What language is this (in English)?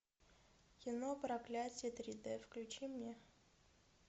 Russian